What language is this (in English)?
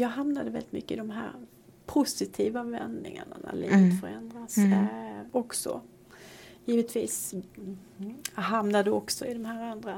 Swedish